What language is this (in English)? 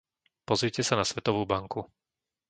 Slovak